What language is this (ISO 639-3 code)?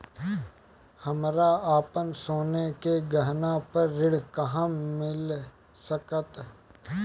bho